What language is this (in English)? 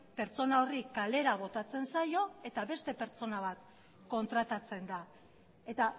Basque